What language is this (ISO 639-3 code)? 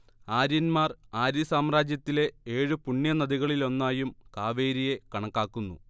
mal